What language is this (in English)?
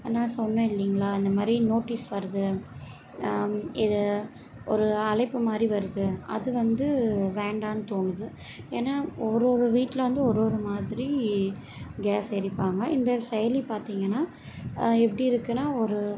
Tamil